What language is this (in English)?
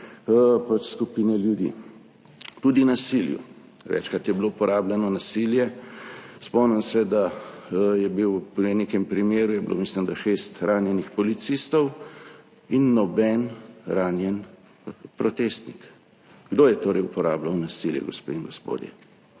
Slovenian